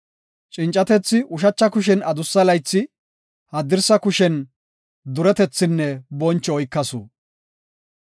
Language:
Gofa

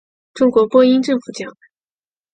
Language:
Chinese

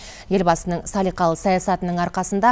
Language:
Kazakh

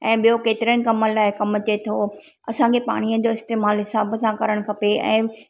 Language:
Sindhi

